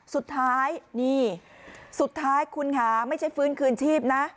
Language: Thai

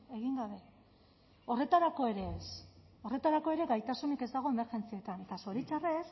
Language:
Basque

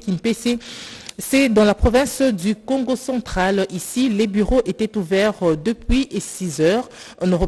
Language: French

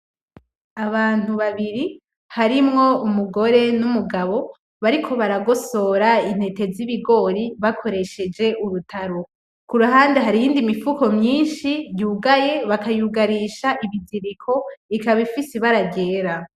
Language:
Rundi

